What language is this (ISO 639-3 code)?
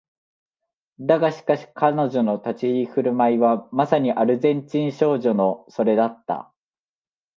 jpn